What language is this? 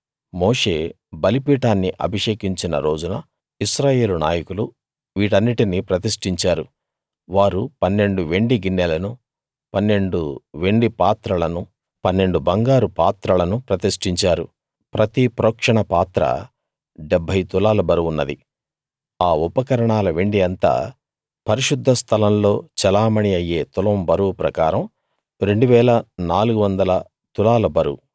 Telugu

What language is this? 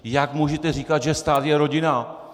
Czech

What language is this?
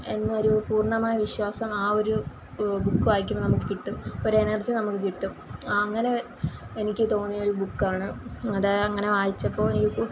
Malayalam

